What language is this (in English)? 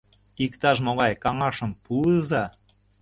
Mari